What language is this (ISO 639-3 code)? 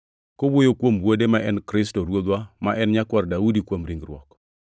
luo